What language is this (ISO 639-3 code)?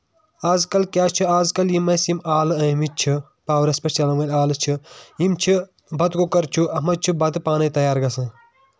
kas